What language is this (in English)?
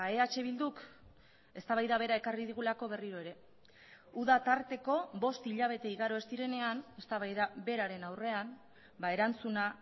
Basque